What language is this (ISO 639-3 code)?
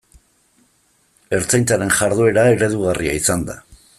eus